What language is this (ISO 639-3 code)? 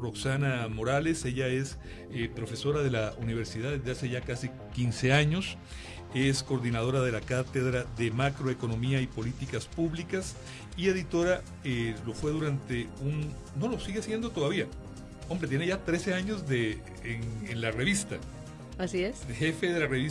spa